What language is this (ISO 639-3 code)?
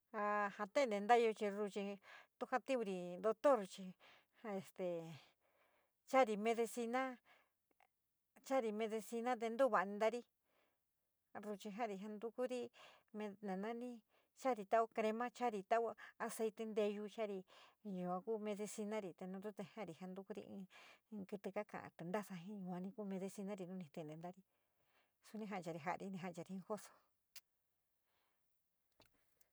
mig